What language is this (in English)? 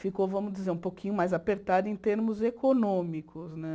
Portuguese